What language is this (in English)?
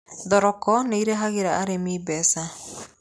Kikuyu